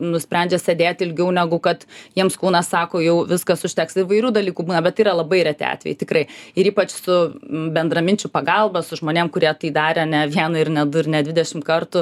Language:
Lithuanian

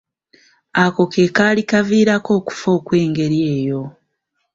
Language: Ganda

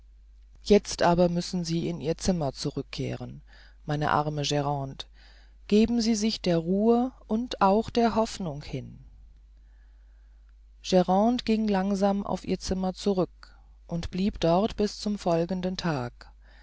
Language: German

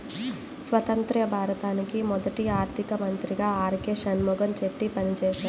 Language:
Telugu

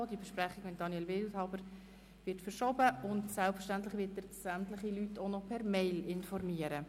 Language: Swiss German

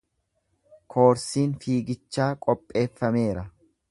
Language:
Oromo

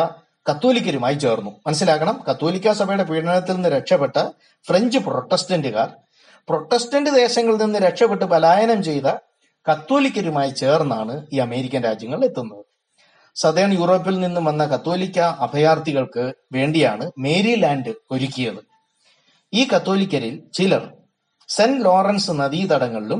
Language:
Malayalam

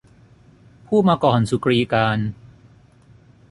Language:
Thai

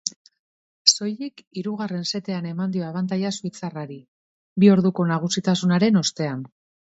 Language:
Basque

